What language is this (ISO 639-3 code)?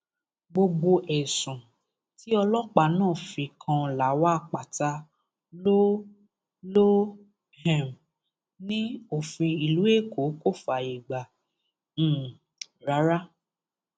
yor